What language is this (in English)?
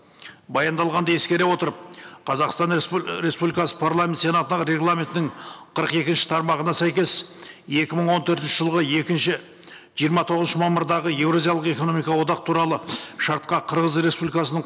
Kazakh